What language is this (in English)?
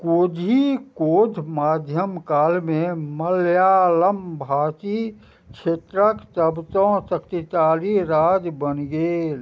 Maithili